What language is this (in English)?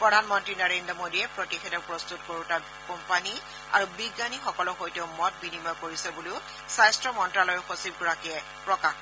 Assamese